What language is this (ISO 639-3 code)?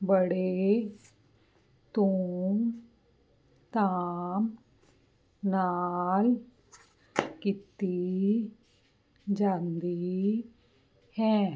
pan